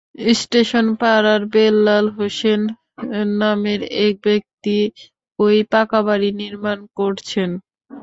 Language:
Bangla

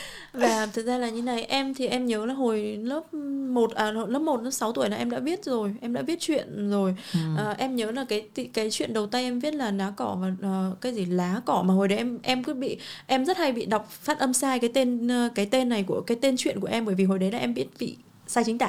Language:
Vietnamese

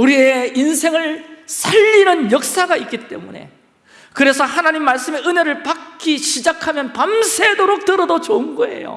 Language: Korean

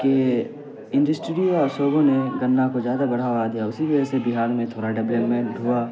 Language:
Urdu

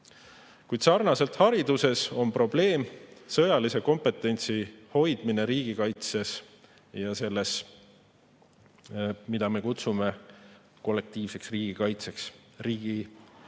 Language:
Estonian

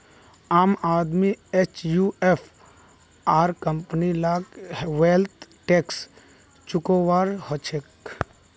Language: Magahi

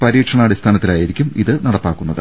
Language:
Malayalam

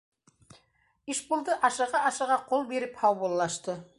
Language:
Bashkir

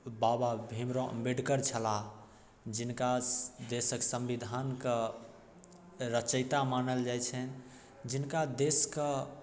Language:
Maithili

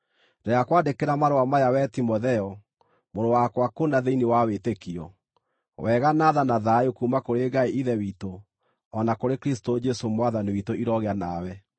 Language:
Kikuyu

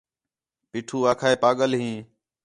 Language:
Khetrani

